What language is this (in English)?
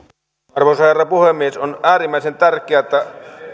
Finnish